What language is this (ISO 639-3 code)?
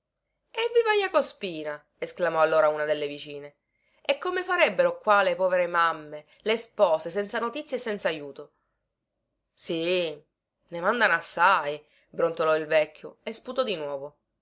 ita